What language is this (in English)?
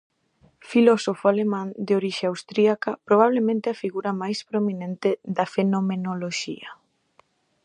Galician